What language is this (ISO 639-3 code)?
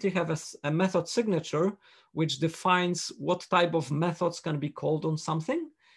eng